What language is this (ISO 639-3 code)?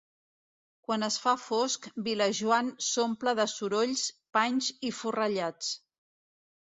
cat